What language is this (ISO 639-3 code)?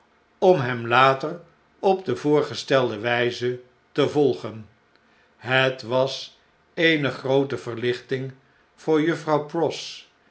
nld